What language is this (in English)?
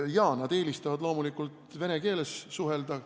Estonian